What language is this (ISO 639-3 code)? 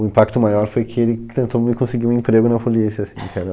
por